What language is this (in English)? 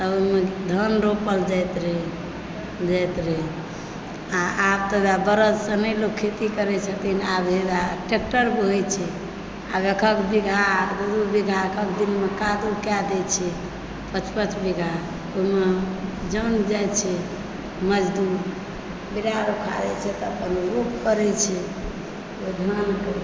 Maithili